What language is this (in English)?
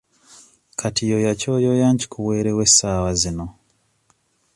Ganda